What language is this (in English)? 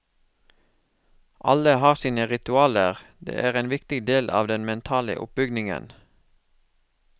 Norwegian